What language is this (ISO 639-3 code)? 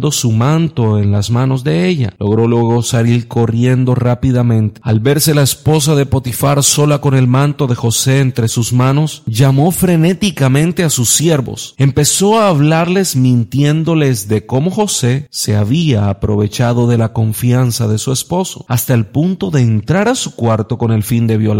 spa